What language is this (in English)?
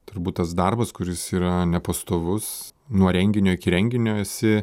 Lithuanian